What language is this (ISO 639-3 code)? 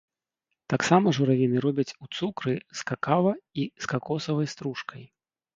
bel